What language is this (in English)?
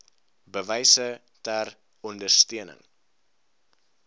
Afrikaans